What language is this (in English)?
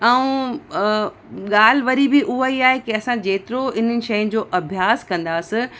Sindhi